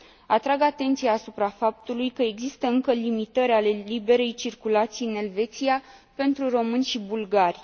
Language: Romanian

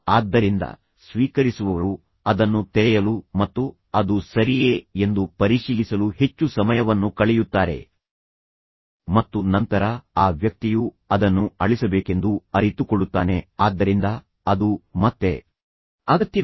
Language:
Kannada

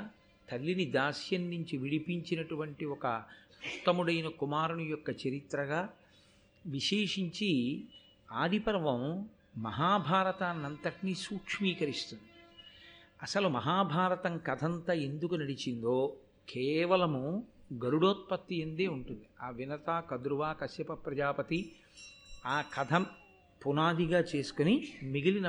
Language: Telugu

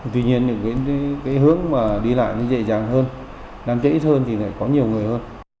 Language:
Vietnamese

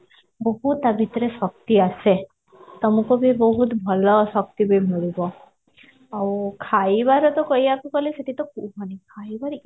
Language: Odia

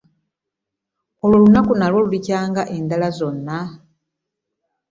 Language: Ganda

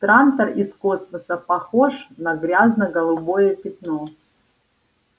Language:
Russian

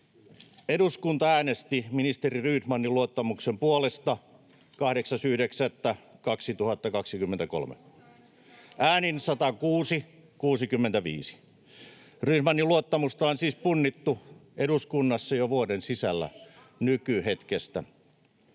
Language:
Finnish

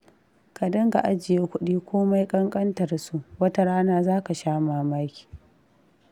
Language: Hausa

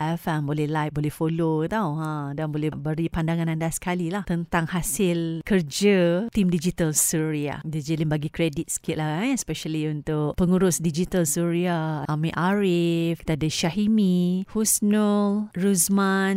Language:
Malay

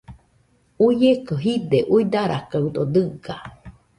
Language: Nüpode Huitoto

